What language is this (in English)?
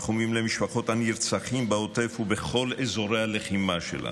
Hebrew